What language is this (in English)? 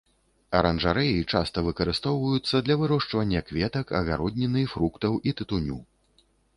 Belarusian